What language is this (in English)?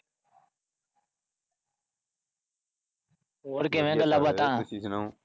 Punjabi